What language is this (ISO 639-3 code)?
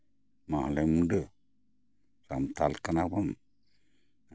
sat